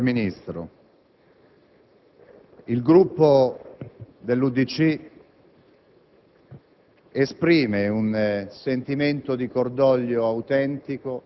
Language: Italian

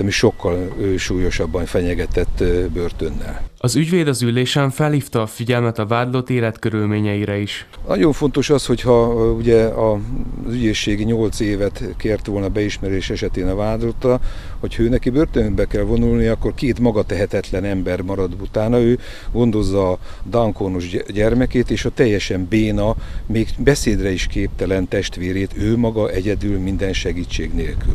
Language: Hungarian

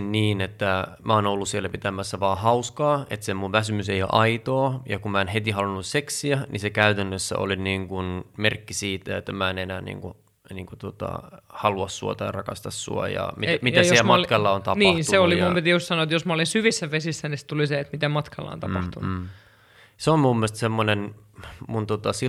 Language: Finnish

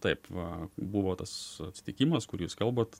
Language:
Lithuanian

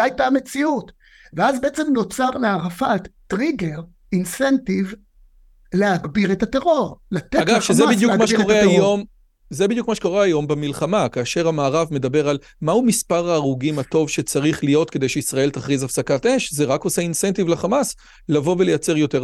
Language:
Hebrew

